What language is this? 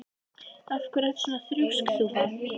Icelandic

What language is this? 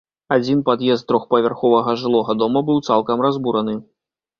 Belarusian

